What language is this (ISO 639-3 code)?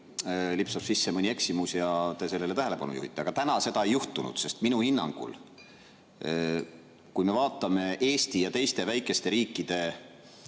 est